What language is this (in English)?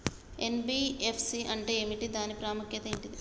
Telugu